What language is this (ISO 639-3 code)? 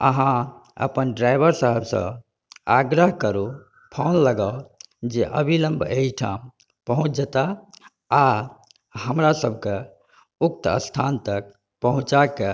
mai